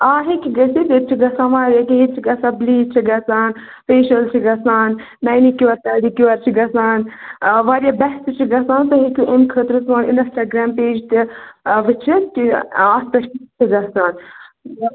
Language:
Kashmiri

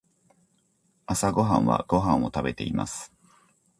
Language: Japanese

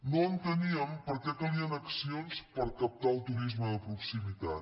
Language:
Catalan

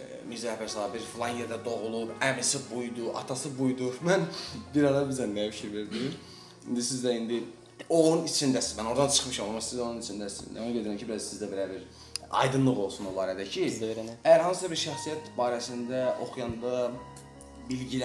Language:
Turkish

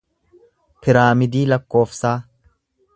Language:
Oromo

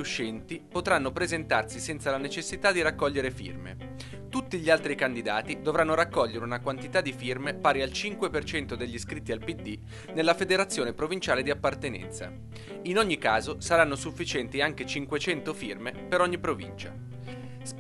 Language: Italian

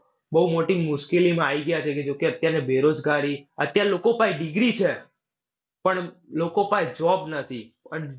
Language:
Gujarati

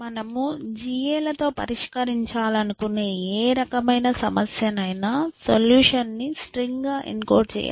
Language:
Telugu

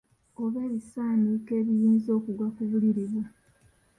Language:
Ganda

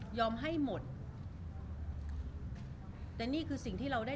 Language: Thai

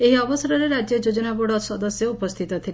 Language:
Odia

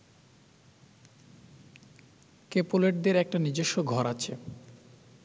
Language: Bangla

